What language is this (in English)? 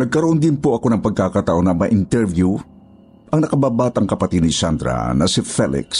Filipino